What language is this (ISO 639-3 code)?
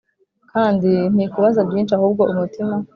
kin